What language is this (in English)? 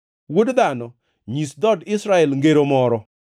Luo (Kenya and Tanzania)